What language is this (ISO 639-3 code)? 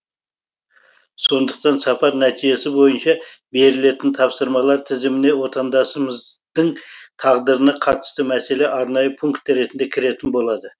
kaz